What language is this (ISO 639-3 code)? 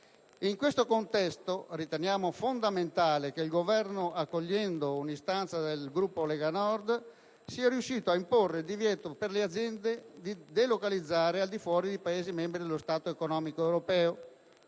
ita